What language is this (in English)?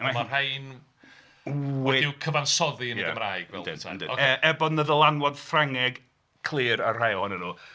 Welsh